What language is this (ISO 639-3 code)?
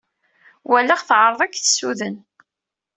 kab